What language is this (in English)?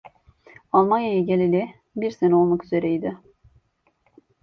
Turkish